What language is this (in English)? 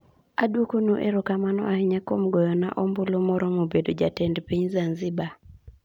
Luo (Kenya and Tanzania)